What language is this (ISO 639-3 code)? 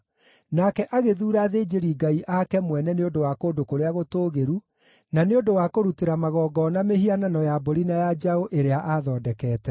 kik